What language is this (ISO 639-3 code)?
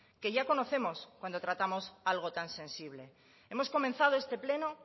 spa